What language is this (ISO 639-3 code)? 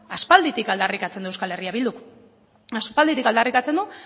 eus